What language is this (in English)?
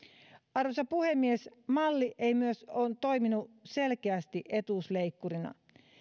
Finnish